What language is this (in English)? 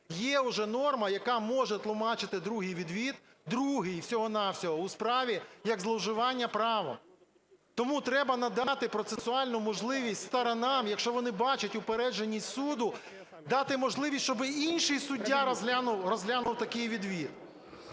Ukrainian